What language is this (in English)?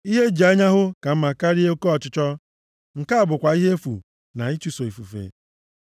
Igbo